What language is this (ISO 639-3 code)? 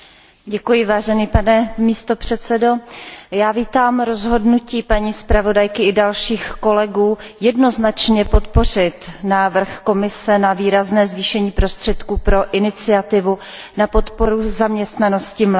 ces